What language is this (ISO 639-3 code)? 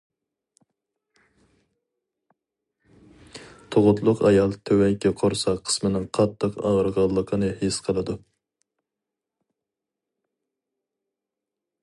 uig